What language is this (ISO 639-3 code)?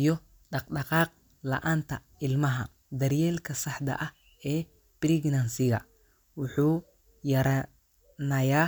som